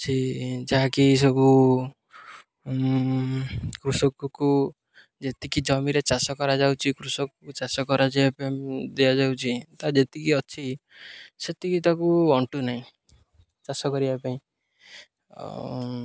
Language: Odia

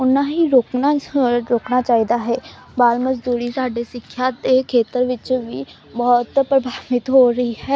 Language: Punjabi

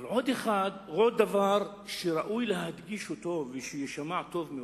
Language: Hebrew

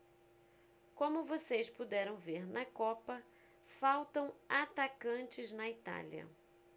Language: Portuguese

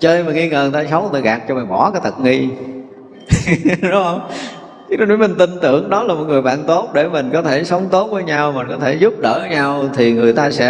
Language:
Vietnamese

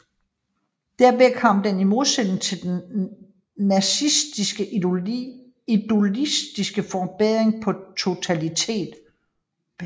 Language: Danish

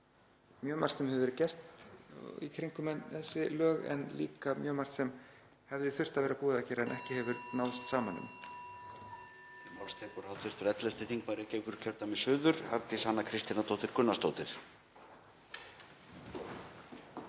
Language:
Icelandic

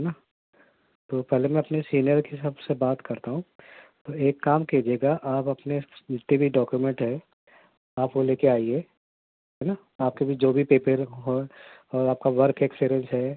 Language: Urdu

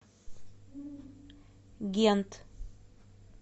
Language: Russian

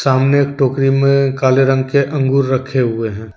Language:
Hindi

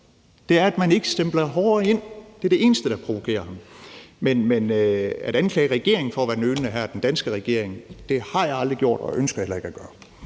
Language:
Danish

